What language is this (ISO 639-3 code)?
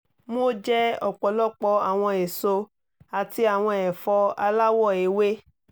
yor